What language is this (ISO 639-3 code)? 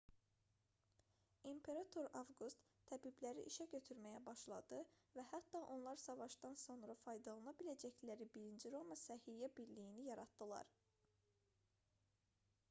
aze